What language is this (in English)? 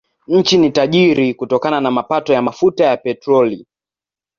Swahili